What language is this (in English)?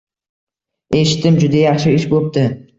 Uzbek